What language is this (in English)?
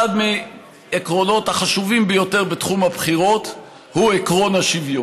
Hebrew